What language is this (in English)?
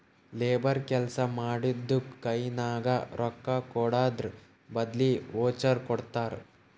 Kannada